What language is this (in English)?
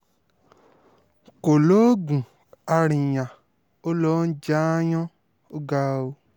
Yoruba